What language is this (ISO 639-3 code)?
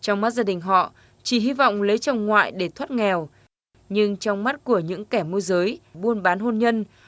vie